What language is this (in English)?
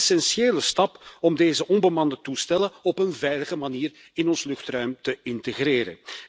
Dutch